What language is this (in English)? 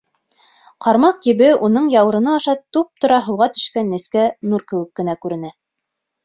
Bashkir